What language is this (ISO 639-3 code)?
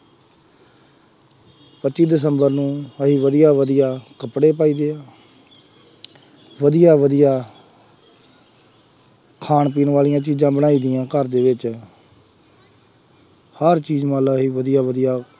pan